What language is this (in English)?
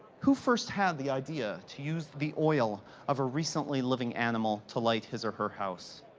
English